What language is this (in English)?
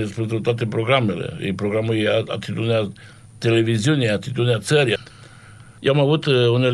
Romanian